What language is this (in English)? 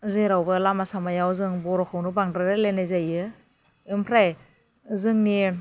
Bodo